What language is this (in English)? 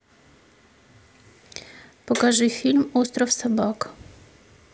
Russian